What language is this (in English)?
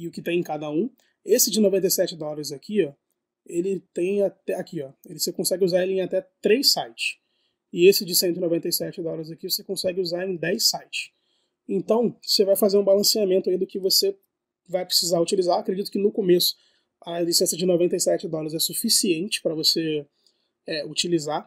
Portuguese